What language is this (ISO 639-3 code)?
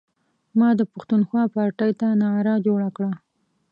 pus